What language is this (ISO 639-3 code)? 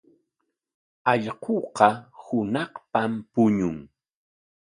qwa